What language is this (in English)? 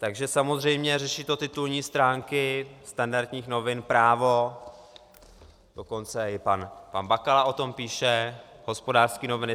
Czech